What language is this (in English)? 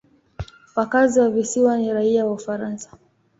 Swahili